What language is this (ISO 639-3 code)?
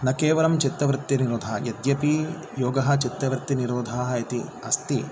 san